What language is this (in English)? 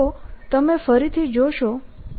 Gujarati